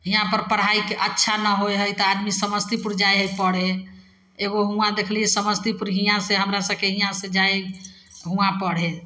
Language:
Maithili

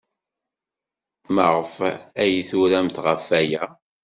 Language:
Kabyle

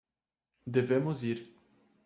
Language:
Portuguese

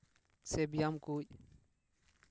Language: Santali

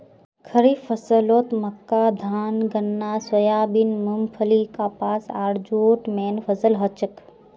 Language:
Magahi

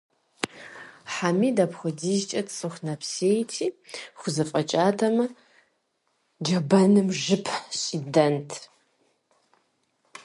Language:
Kabardian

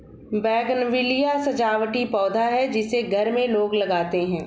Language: Hindi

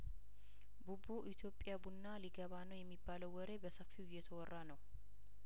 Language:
Amharic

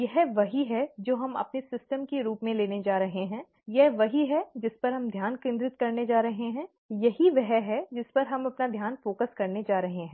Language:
Hindi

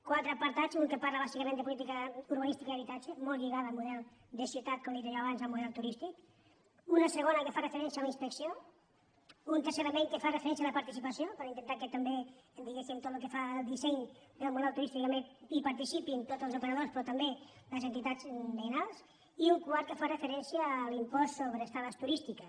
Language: Catalan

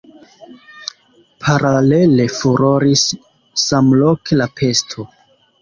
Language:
Esperanto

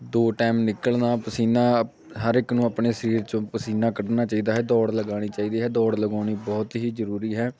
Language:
Punjabi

